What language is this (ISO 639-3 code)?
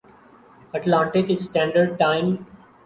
urd